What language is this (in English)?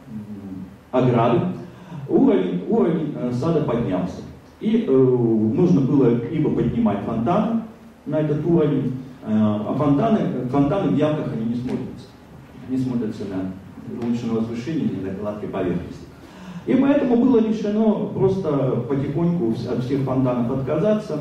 Russian